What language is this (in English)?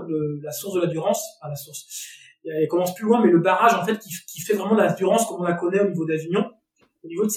French